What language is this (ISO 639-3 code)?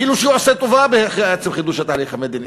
heb